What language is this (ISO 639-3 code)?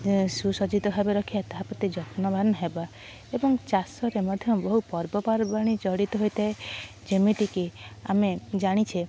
ori